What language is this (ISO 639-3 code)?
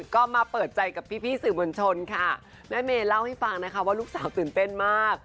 tha